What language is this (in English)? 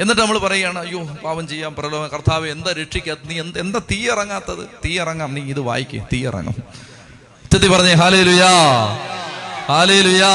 Malayalam